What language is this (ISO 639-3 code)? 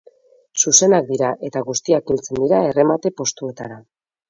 eus